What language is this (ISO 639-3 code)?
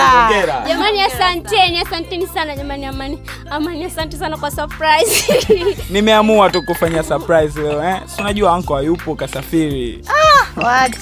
swa